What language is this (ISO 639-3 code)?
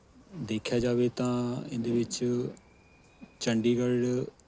pan